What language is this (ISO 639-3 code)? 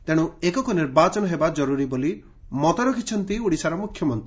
ori